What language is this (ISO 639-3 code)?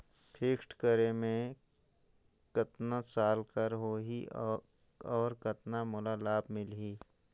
hne